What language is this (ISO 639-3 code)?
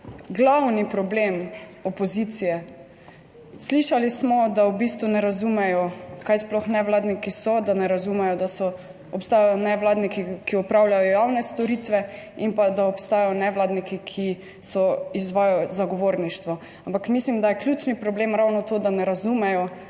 slv